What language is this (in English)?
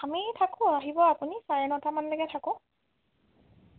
Assamese